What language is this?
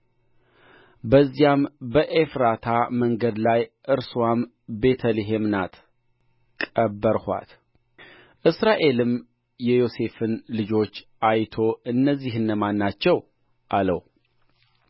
Amharic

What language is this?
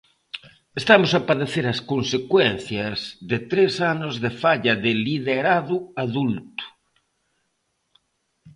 Galician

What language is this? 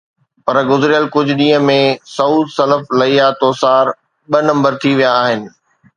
Sindhi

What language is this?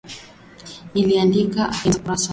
Swahili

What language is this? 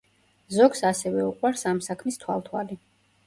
Georgian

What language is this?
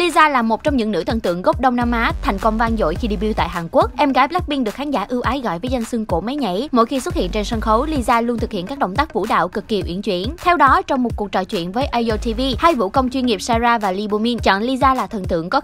Vietnamese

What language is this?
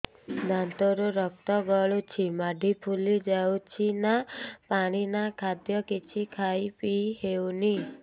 Odia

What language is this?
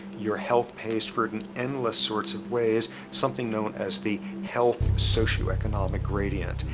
English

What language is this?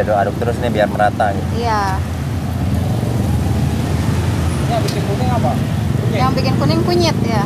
Indonesian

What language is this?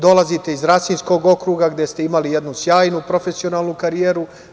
Serbian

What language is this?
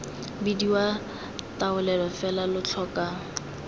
Tswana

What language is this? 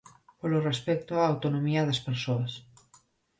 Galician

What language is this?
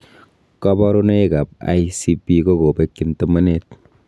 Kalenjin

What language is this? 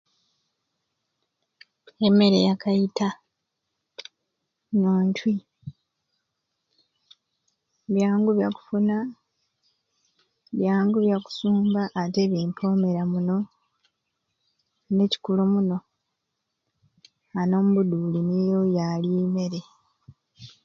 Ruuli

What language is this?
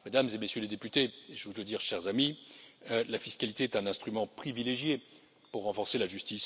French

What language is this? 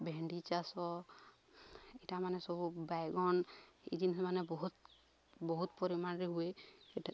Odia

